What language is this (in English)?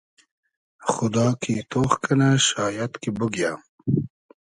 Hazaragi